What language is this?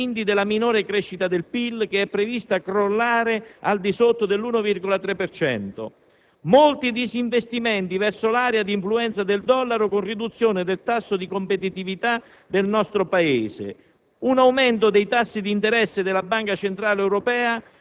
Italian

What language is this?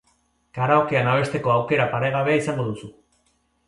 Basque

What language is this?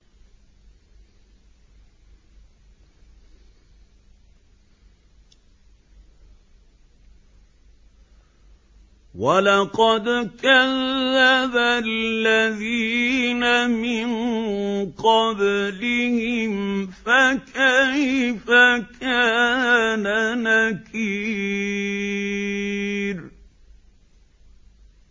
Arabic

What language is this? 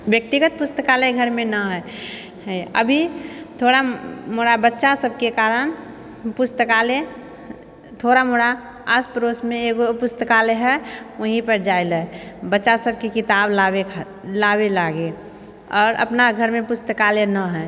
Maithili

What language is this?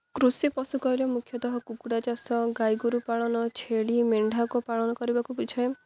Odia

